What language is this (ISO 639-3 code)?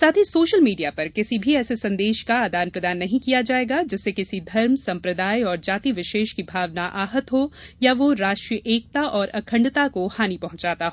hin